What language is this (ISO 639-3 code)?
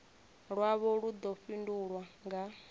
ven